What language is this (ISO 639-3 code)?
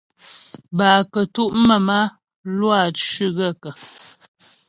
bbj